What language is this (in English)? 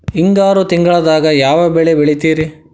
Kannada